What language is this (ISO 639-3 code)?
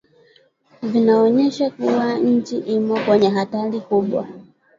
swa